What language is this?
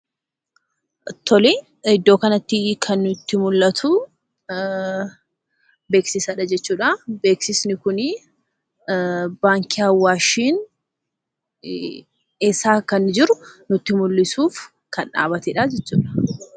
Oromo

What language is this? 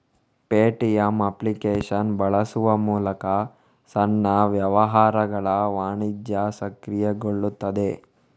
Kannada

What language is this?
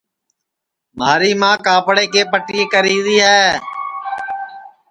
Sansi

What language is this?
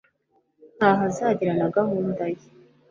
Kinyarwanda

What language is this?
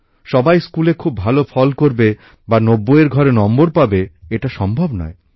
Bangla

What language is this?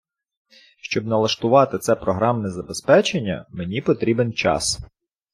Ukrainian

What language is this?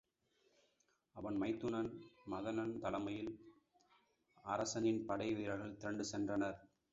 Tamil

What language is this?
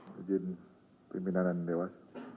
Indonesian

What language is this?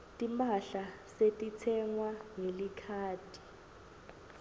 Swati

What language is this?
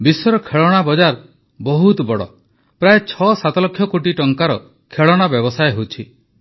Odia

